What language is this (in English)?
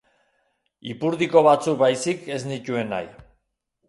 Basque